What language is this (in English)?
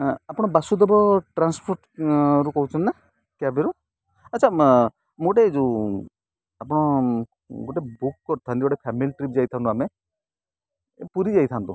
Odia